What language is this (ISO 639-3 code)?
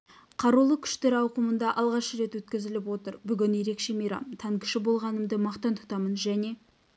kaz